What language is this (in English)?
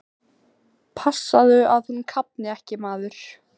Icelandic